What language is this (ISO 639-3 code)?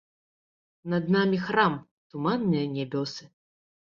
bel